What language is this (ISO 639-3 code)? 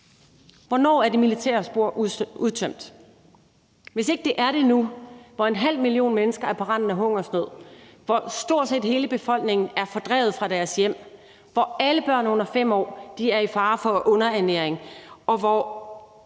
dan